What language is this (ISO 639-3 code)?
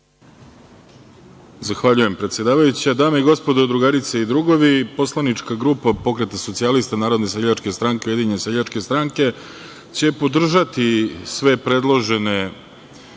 srp